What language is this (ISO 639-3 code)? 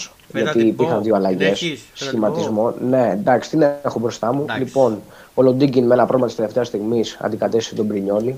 ell